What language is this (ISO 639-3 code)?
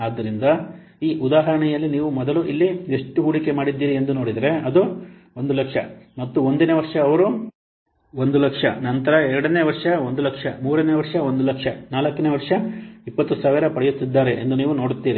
kan